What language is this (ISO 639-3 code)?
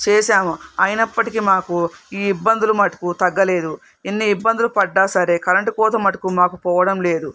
tel